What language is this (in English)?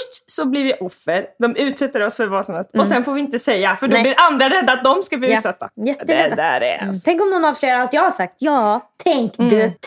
Swedish